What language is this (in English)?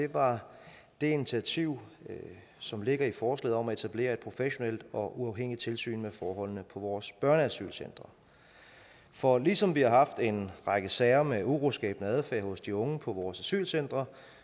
Danish